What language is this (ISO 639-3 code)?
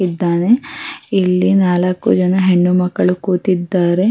kan